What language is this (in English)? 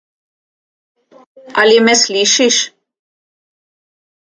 Slovenian